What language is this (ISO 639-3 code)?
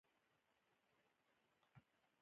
pus